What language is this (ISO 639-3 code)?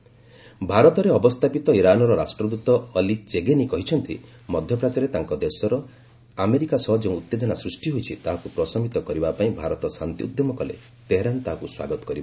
ori